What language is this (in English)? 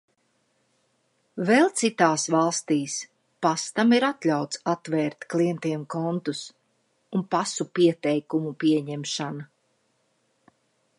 Latvian